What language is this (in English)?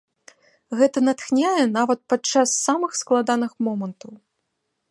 Belarusian